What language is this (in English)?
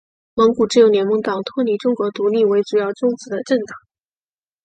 Chinese